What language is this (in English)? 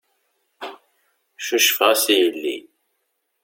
Kabyle